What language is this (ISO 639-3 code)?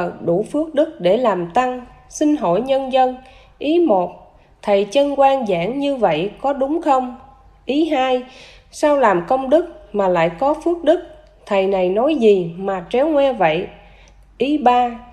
vie